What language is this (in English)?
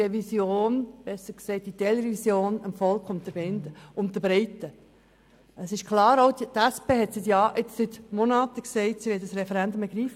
Swiss German